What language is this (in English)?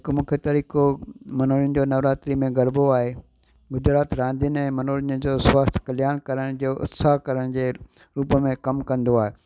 Sindhi